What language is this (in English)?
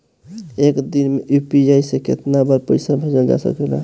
Bhojpuri